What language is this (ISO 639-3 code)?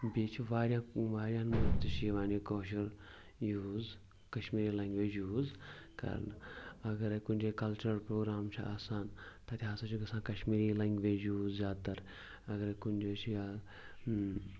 kas